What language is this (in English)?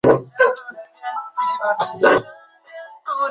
Chinese